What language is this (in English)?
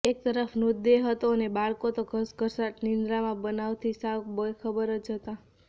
Gujarati